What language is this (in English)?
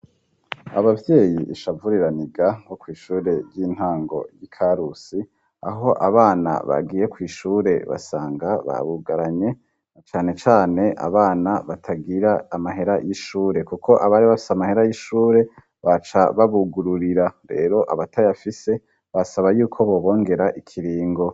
Rundi